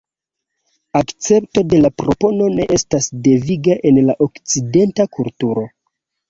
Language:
Esperanto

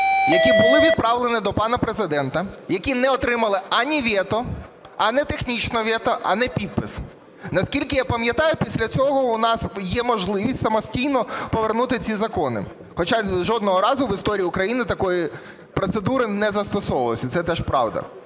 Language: Ukrainian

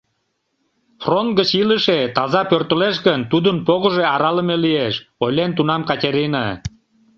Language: Mari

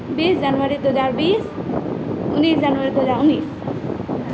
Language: Maithili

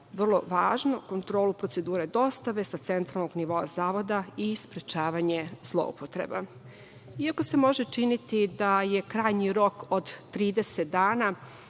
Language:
Serbian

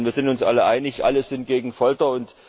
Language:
German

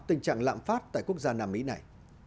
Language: Vietnamese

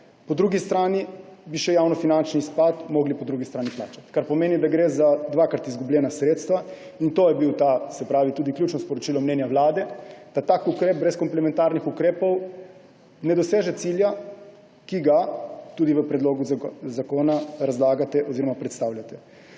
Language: Slovenian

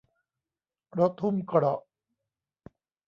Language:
Thai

